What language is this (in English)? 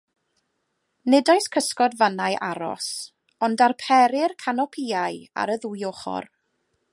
Welsh